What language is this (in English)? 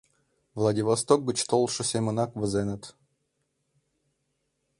Mari